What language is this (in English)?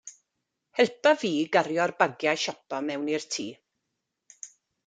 Welsh